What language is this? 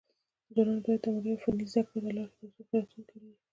Pashto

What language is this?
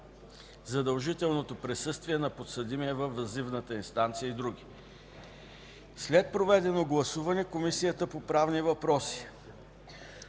Bulgarian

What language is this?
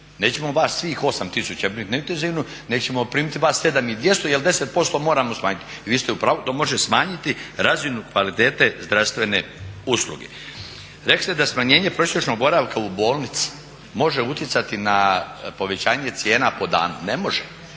Croatian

